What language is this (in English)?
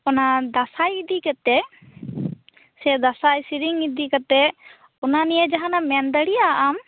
Santali